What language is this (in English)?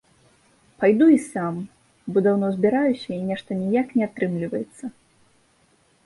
Belarusian